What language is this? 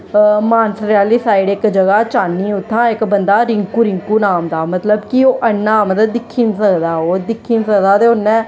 Dogri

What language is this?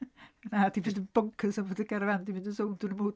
Welsh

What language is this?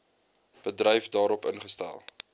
Afrikaans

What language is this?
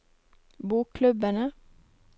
Norwegian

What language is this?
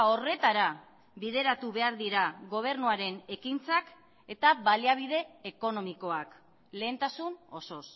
Basque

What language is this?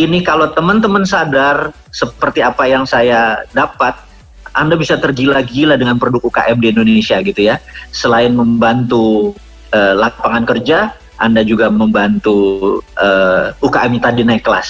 Indonesian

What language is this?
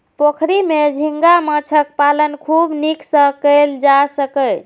Maithili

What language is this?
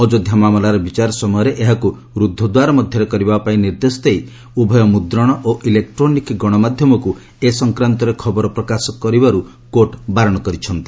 Odia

